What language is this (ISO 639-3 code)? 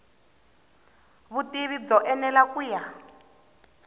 tso